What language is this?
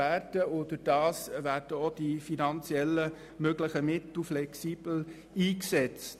Swiss German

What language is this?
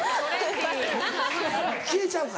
Japanese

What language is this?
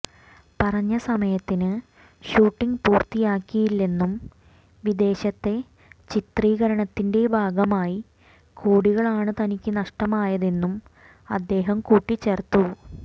Malayalam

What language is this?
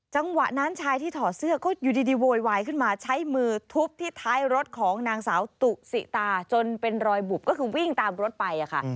Thai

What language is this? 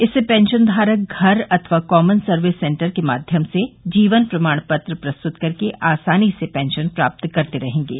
Hindi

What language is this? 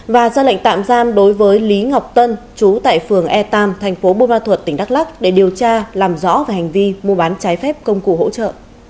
Vietnamese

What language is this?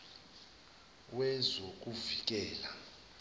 Zulu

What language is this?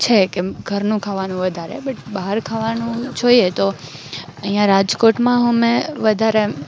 Gujarati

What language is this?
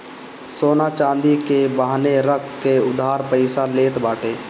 Bhojpuri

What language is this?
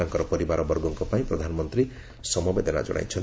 Odia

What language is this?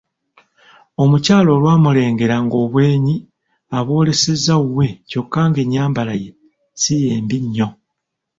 Ganda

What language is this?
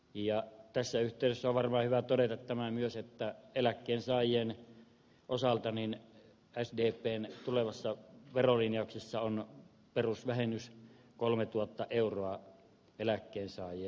Finnish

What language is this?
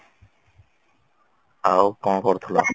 Odia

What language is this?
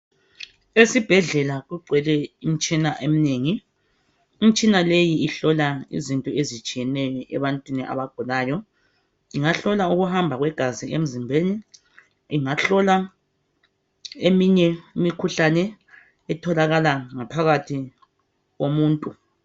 North Ndebele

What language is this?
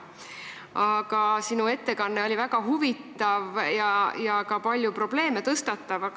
Estonian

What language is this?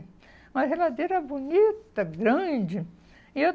Portuguese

